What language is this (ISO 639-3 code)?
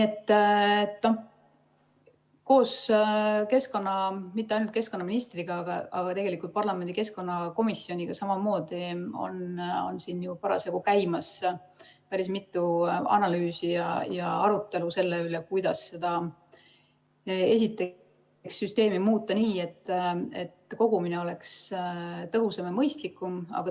est